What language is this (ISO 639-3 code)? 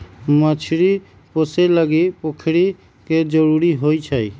mag